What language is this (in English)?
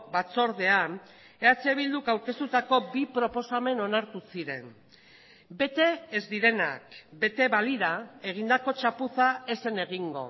Basque